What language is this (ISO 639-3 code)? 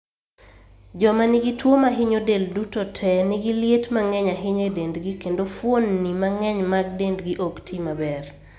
luo